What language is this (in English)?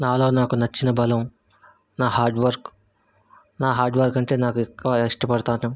Telugu